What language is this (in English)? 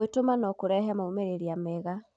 Kikuyu